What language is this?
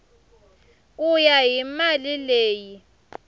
Tsonga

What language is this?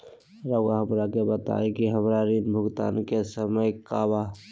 Magahi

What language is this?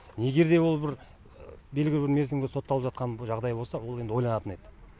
Kazakh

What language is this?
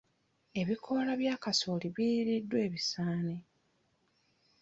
Ganda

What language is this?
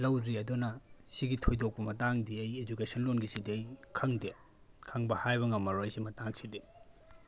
Manipuri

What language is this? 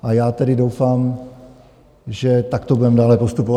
Czech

